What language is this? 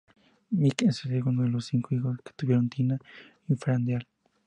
Spanish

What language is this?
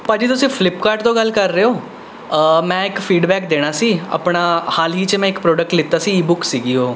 Punjabi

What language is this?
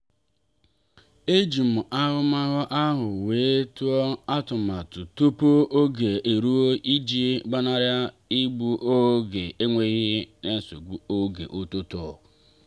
Igbo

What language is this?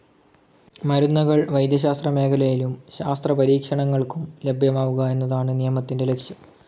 Malayalam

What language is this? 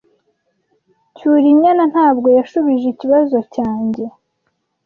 Kinyarwanda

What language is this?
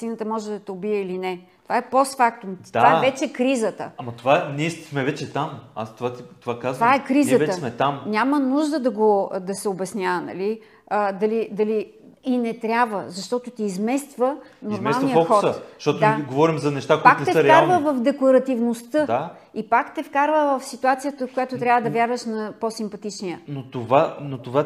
Bulgarian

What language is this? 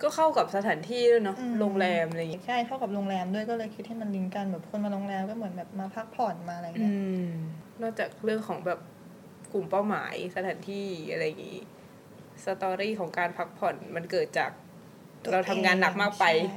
Thai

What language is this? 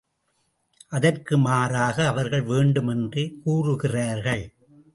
Tamil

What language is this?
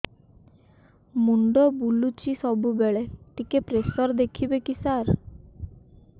Odia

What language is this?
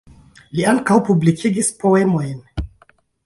Esperanto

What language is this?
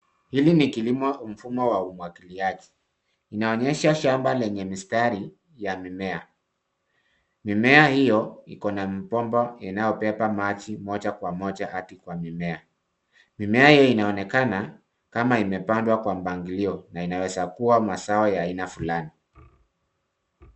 Swahili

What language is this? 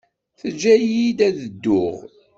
Kabyle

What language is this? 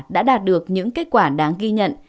Vietnamese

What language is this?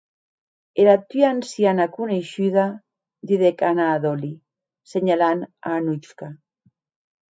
Occitan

